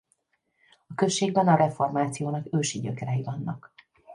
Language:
Hungarian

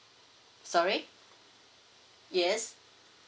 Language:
English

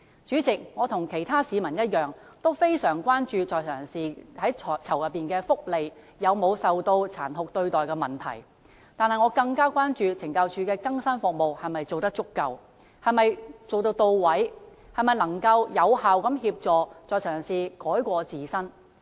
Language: Cantonese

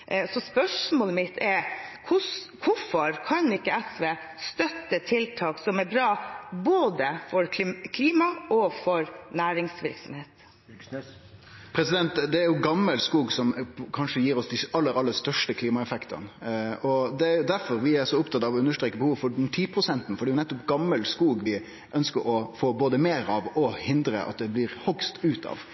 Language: Norwegian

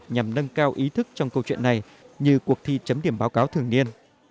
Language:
Vietnamese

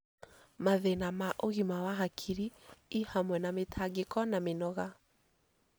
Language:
Kikuyu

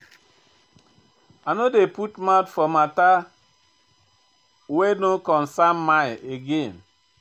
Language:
Nigerian Pidgin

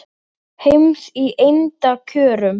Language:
Icelandic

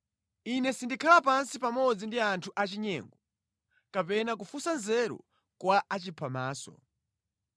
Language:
Nyanja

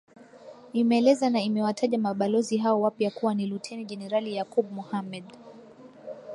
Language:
Swahili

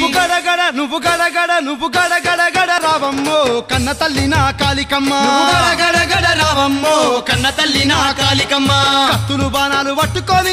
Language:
Arabic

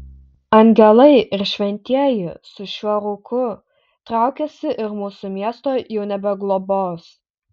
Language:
Lithuanian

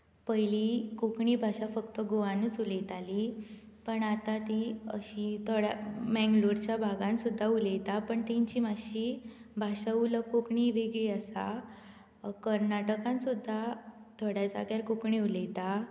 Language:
Konkani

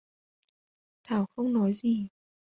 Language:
Vietnamese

